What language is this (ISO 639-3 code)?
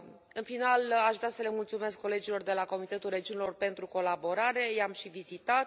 ron